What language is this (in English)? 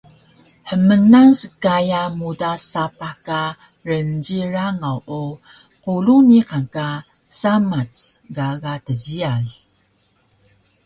Taroko